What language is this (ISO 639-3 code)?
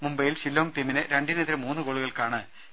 mal